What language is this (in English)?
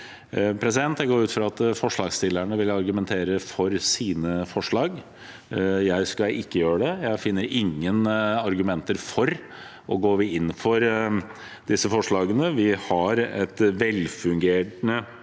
Norwegian